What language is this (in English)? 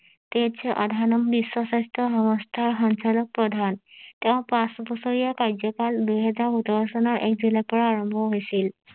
Assamese